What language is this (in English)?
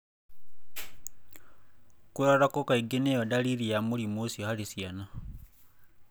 Kikuyu